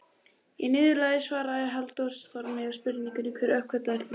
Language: Icelandic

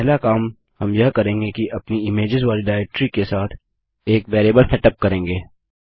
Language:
Hindi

